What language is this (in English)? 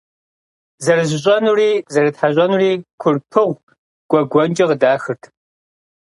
Kabardian